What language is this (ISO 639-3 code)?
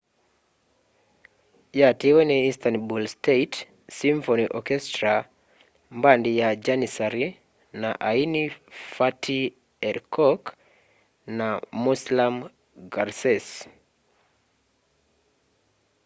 kam